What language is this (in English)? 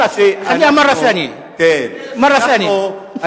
Hebrew